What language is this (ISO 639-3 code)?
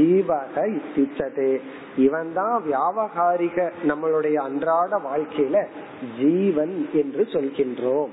tam